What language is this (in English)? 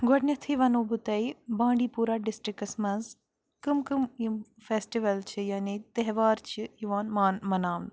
Kashmiri